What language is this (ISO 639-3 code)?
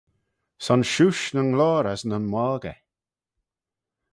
glv